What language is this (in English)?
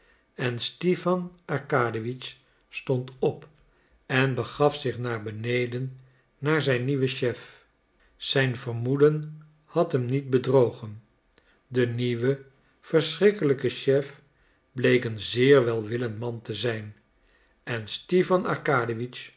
Dutch